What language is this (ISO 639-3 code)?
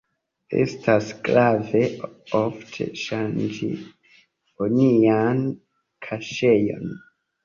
epo